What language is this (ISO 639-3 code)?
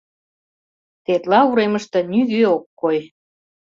chm